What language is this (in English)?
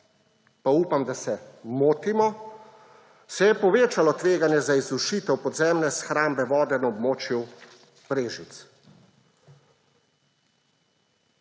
Slovenian